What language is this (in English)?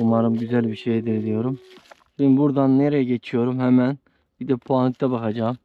Turkish